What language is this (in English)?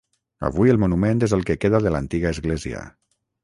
Catalan